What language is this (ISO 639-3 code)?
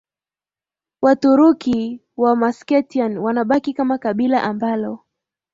swa